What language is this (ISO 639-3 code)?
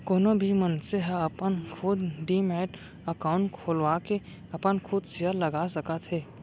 hne